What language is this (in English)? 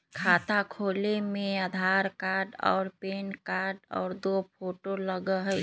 Magahi